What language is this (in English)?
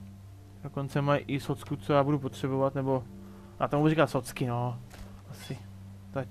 Czech